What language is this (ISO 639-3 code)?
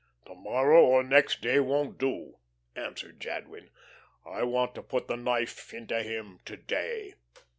eng